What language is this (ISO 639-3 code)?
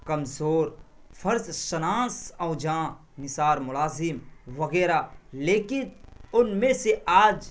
urd